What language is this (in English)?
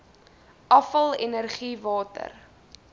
Afrikaans